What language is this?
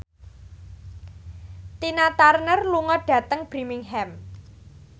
Javanese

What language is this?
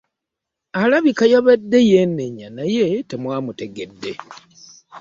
Ganda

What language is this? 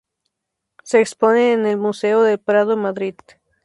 Spanish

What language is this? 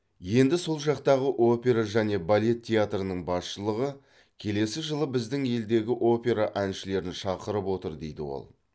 Kazakh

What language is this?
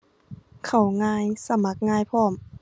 Thai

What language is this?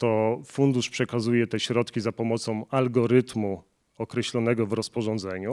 Polish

